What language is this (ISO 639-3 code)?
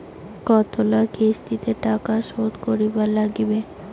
ben